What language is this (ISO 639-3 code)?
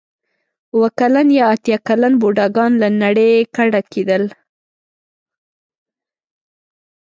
pus